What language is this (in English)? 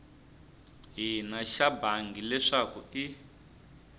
Tsonga